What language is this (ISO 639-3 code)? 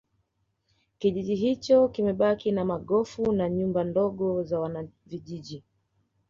swa